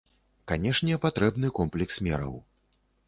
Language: Belarusian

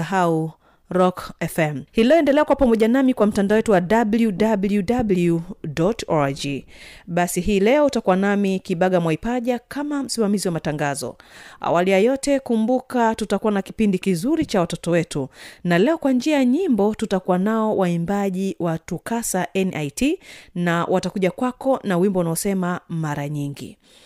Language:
Swahili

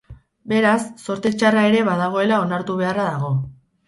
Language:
Basque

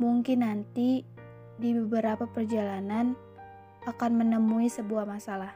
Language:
Indonesian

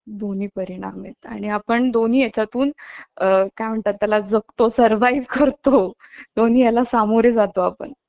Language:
Marathi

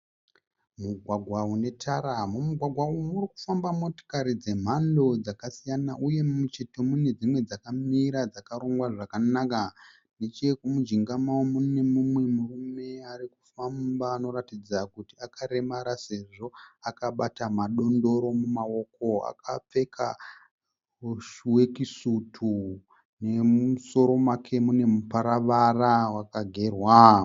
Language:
Shona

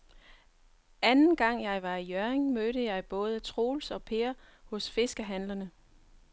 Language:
Danish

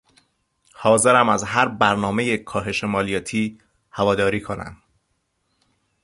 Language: Persian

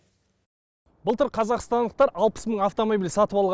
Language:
Kazakh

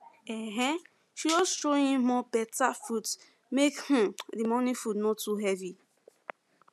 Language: Nigerian Pidgin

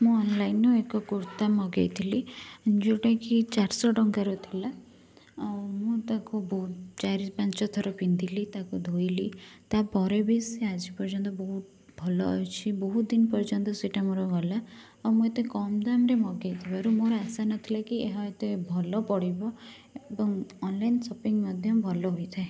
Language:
Odia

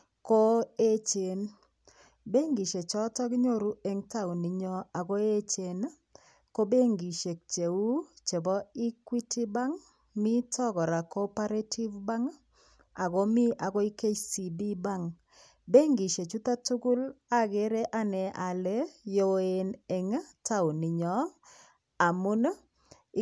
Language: Kalenjin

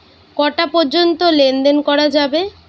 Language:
Bangla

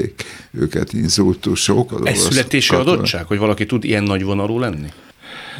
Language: Hungarian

